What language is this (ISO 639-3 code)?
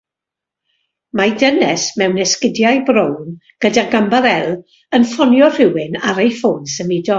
cym